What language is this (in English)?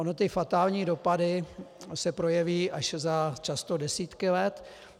Czech